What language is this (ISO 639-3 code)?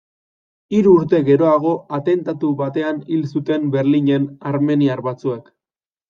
eus